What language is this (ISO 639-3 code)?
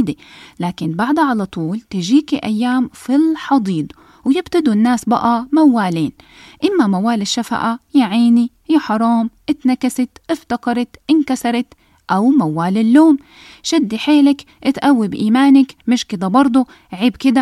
ara